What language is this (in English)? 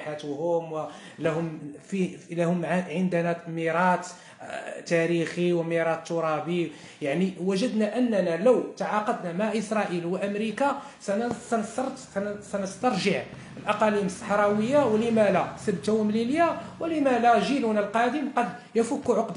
Arabic